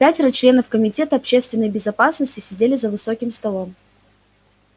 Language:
Russian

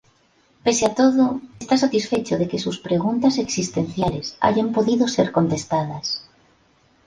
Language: Spanish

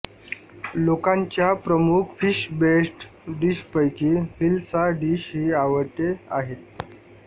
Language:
Marathi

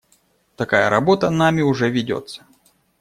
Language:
Russian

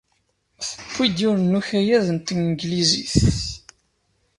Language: Kabyle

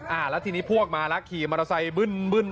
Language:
Thai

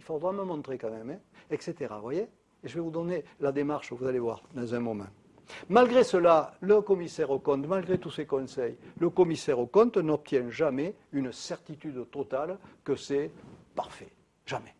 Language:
French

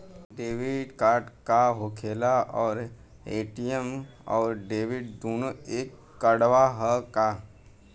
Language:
Bhojpuri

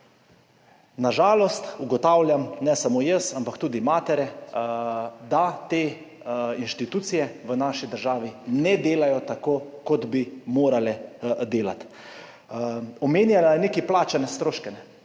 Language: Slovenian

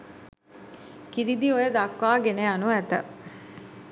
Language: Sinhala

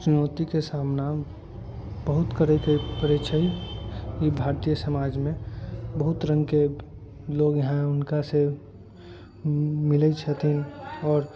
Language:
Maithili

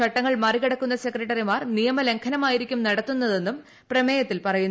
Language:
Malayalam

